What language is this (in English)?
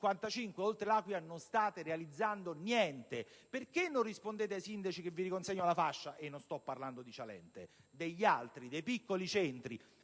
Italian